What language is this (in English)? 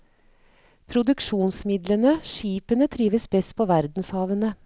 Norwegian